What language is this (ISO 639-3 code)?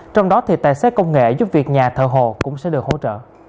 vie